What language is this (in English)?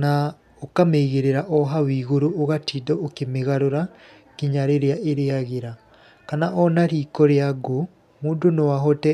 Kikuyu